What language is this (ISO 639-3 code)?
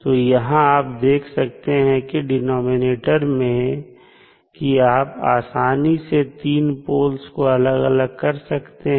hin